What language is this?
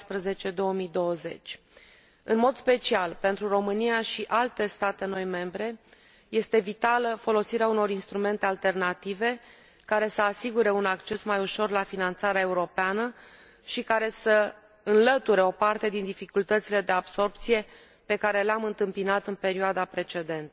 Romanian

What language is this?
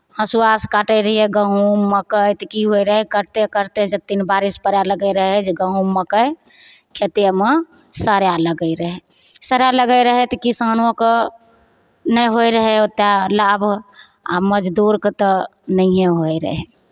Maithili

